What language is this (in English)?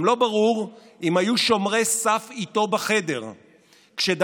Hebrew